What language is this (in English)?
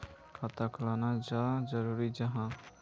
Magahi